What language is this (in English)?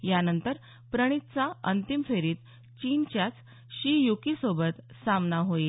Marathi